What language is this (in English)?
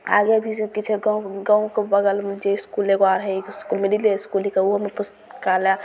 Maithili